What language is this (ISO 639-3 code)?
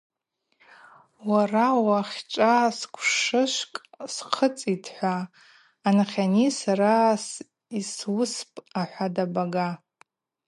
abq